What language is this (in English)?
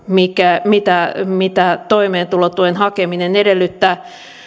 Finnish